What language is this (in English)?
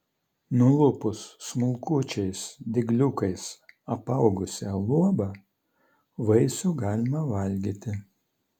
Lithuanian